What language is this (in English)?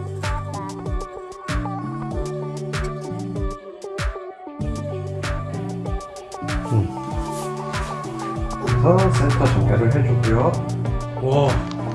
Korean